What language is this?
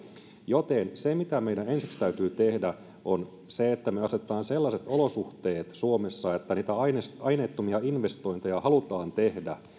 Finnish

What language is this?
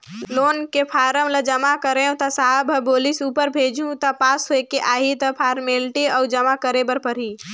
Chhattisgarhi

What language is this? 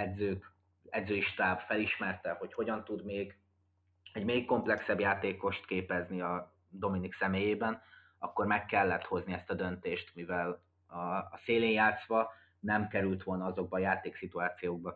Hungarian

